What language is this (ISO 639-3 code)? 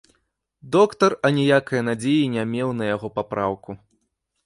bel